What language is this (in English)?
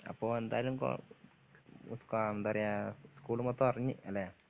Malayalam